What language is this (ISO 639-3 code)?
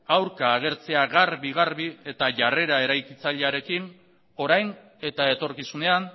eus